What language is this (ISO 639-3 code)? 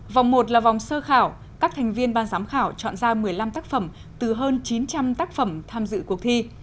vie